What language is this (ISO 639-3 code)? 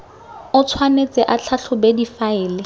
tsn